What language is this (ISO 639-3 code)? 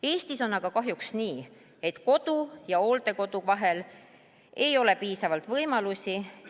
est